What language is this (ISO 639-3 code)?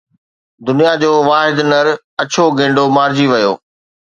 snd